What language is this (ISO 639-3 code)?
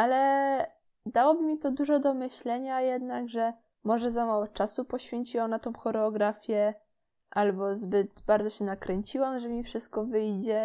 pol